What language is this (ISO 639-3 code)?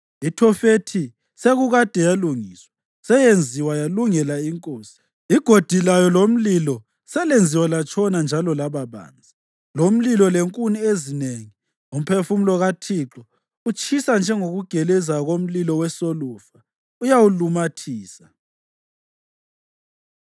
nde